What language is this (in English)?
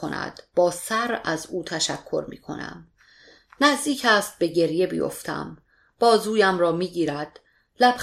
Persian